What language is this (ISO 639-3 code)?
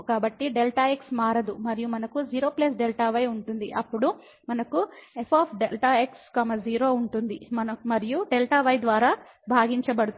tel